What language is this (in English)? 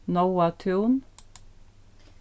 Faroese